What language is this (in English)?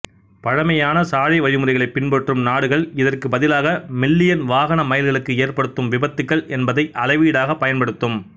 Tamil